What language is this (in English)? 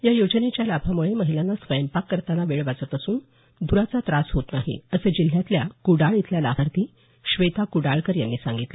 Marathi